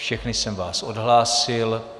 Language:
Czech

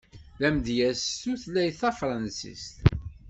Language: Kabyle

